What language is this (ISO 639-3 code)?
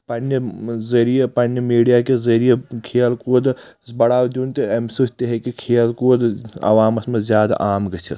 kas